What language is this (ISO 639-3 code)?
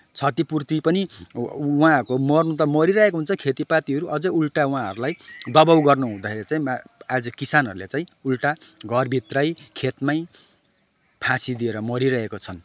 nep